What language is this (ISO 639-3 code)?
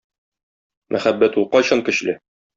tat